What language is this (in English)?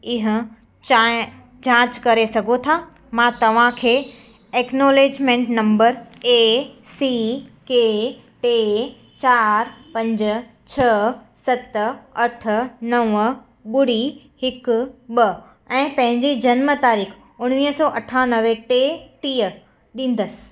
Sindhi